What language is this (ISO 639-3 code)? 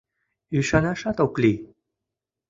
chm